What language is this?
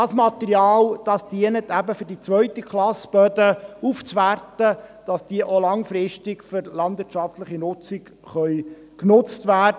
Swiss German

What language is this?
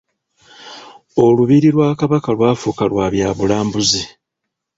Ganda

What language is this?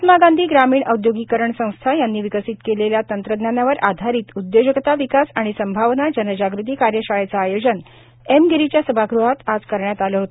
Marathi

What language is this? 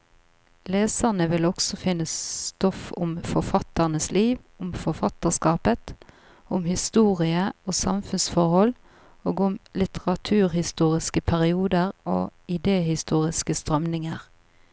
Norwegian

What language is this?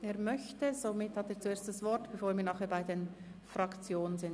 Swiss German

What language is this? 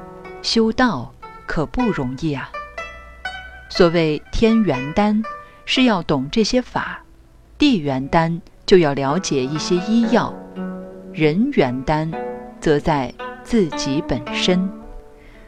Chinese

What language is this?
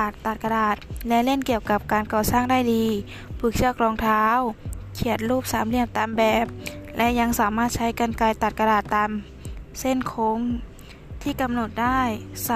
Thai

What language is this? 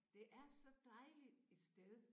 Danish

